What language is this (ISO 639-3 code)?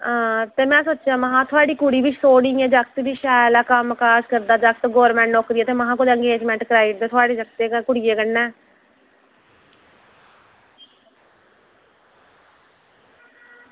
doi